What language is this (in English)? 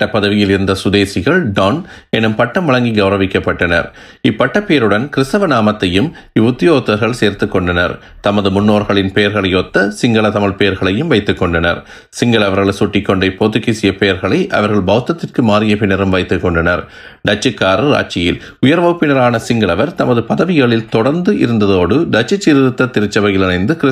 Tamil